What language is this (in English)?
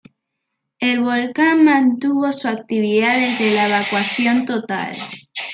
Spanish